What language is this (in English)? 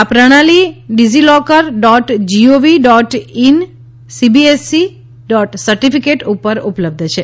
Gujarati